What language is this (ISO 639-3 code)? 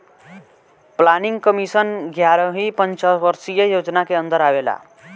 bho